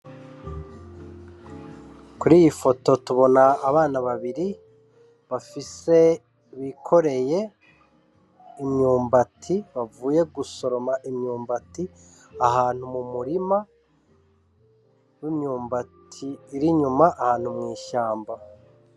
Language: Rundi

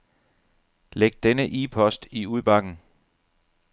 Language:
Danish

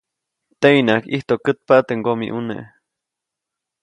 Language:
Copainalá Zoque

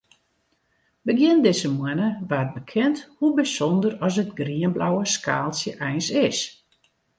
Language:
Western Frisian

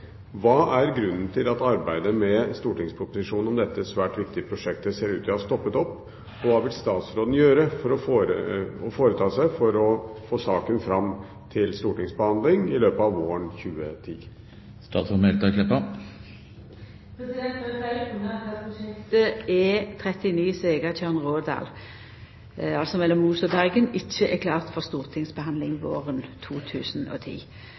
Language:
Norwegian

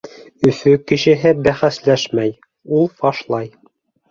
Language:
Bashkir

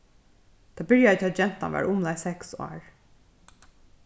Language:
Faroese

